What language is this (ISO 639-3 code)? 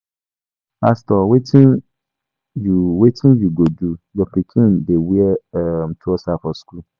pcm